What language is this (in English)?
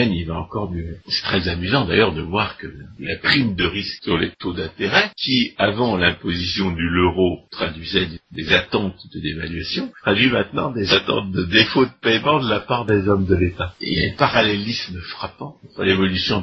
French